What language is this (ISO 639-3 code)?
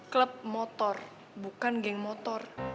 ind